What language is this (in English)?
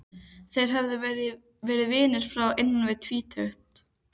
Icelandic